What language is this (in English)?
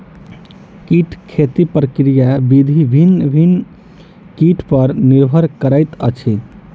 Maithili